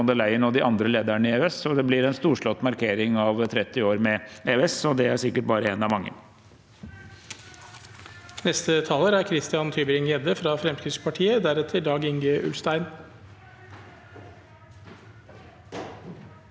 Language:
Norwegian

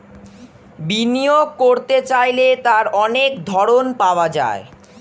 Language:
Bangla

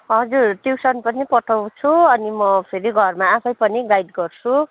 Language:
Nepali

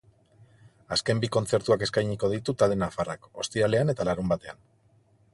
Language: Basque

